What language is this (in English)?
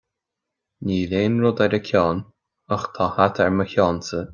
Irish